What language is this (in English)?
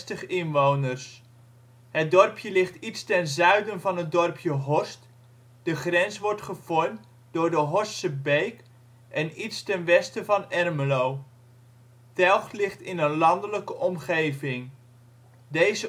Dutch